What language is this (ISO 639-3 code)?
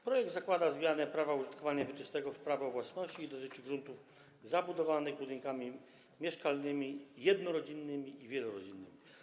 pol